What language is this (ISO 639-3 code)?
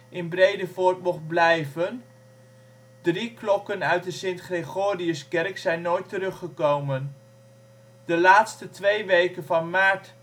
nld